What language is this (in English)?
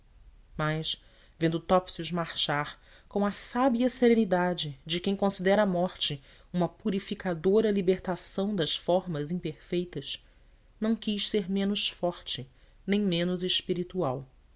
Portuguese